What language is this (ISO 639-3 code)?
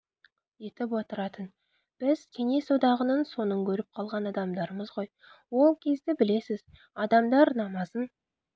kaz